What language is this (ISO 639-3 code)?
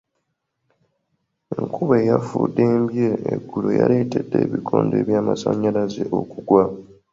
lug